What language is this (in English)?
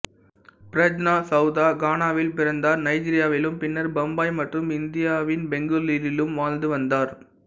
Tamil